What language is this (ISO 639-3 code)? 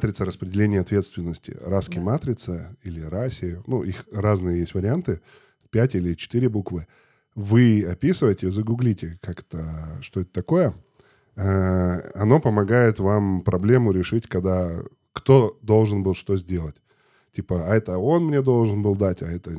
rus